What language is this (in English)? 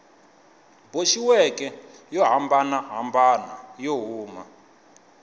Tsonga